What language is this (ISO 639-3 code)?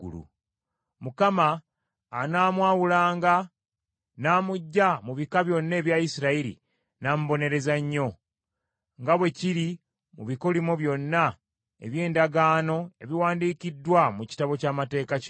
lug